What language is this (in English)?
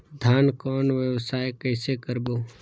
Chhattisgarhi